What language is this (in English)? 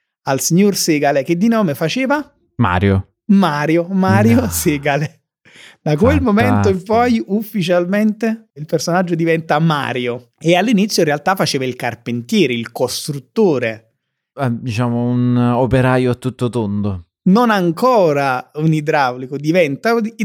Italian